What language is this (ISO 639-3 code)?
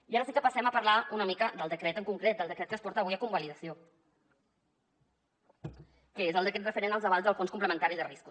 cat